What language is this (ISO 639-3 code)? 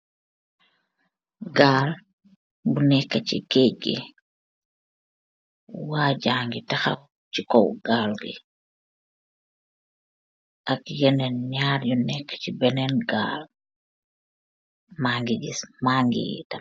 wol